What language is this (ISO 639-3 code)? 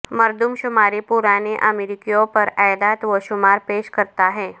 urd